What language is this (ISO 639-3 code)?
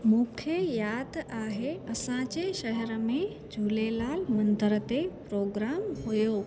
snd